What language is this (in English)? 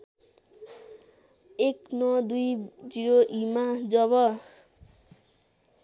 Nepali